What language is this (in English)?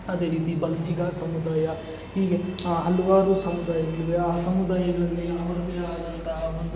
Kannada